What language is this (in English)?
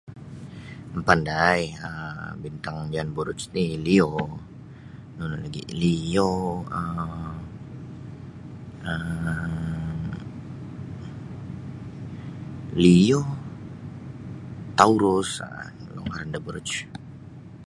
Sabah Bisaya